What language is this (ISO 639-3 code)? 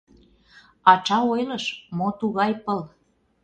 chm